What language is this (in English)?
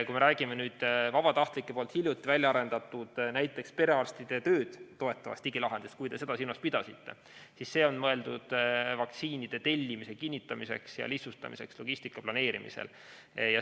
Estonian